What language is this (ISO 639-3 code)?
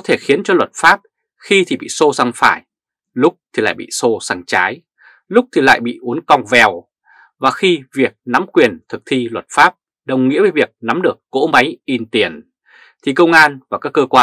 vie